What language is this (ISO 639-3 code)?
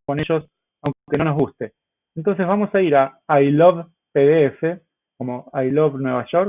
spa